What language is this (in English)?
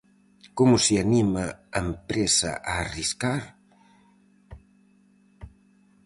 Galician